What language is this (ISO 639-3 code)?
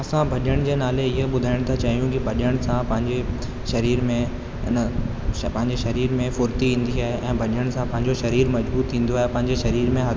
snd